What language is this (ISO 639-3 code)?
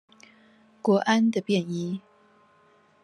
zho